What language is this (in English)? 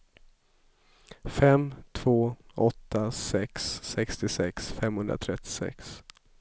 Swedish